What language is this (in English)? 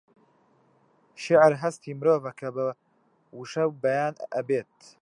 Central Kurdish